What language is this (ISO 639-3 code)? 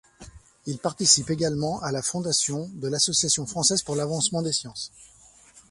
fra